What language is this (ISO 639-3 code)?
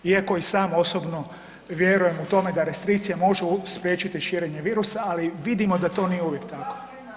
hrv